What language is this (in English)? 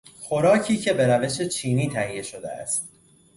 Persian